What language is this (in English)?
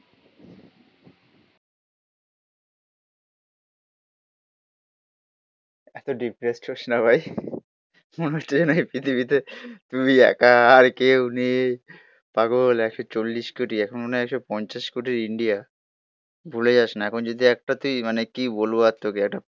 Bangla